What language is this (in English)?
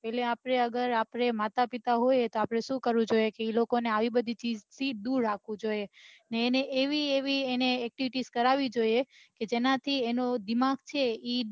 Gujarati